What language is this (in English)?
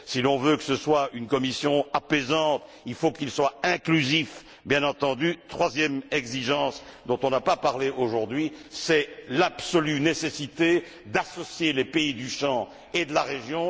French